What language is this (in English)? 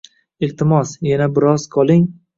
Uzbek